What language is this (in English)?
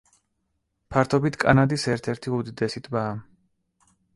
Georgian